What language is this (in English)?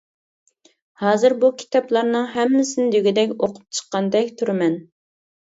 Uyghur